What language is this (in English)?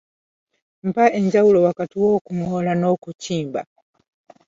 Ganda